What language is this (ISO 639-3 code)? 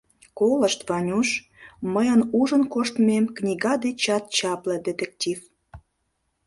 chm